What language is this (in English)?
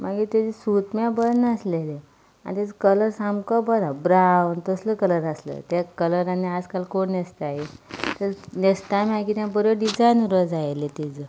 Konkani